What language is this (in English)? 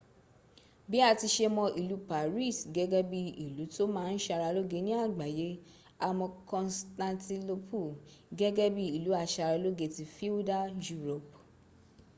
Yoruba